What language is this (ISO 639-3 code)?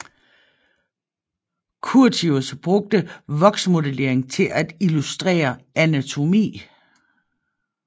dan